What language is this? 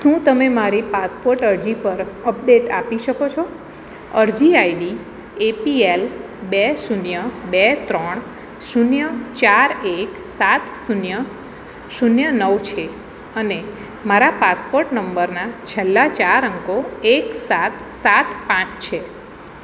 Gujarati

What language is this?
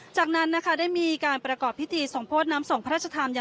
Thai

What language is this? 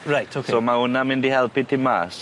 Welsh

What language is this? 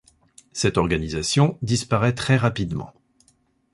French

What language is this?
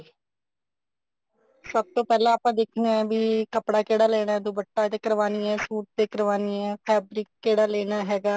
Punjabi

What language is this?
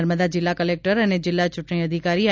Gujarati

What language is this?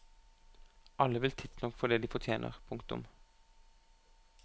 Norwegian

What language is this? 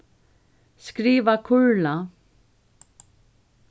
Faroese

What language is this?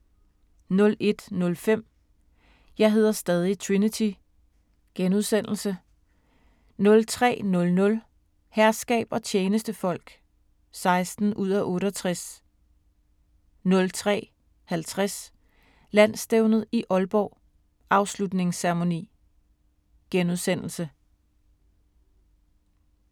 Danish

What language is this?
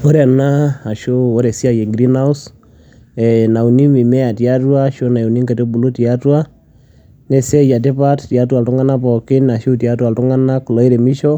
Masai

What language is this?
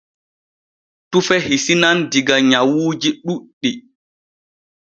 Borgu Fulfulde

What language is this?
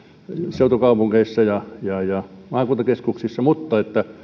Finnish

